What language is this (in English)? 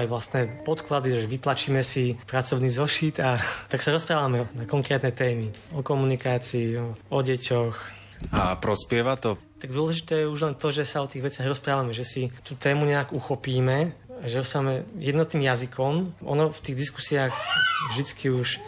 Slovak